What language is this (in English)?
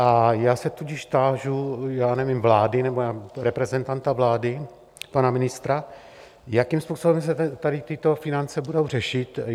Czech